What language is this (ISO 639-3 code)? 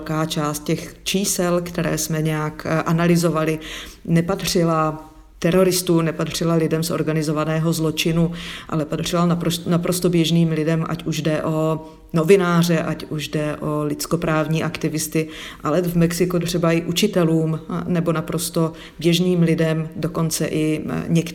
ces